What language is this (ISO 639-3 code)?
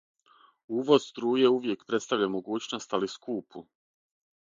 srp